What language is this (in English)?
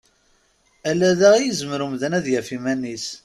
Kabyle